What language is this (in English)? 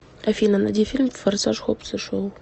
Russian